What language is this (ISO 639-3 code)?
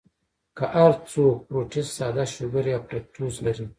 pus